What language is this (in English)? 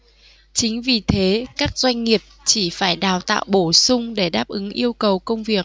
Vietnamese